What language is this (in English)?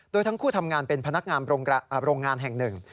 Thai